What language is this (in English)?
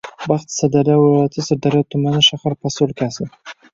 Uzbek